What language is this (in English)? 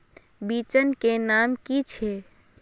Magahi